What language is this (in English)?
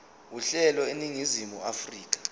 Zulu